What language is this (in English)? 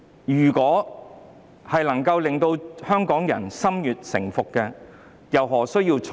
Cantonese